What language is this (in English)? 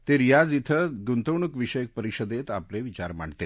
Marathi